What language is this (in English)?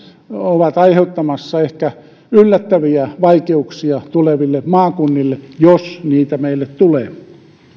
Finnish